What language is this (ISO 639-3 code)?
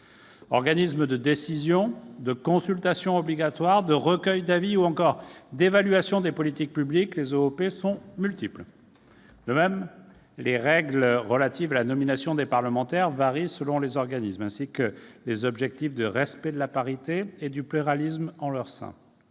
fra